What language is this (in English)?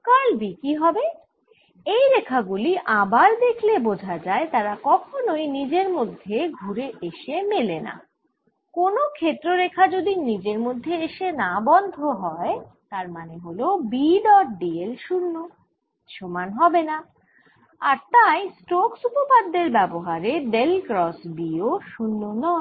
Bangla